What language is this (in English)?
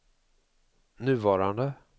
Swedish